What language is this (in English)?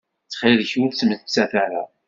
Kabyle